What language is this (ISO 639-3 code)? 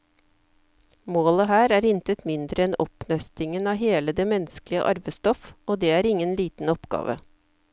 nor